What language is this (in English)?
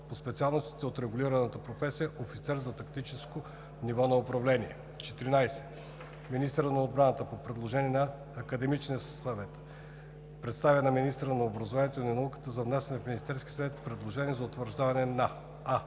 Bulgarian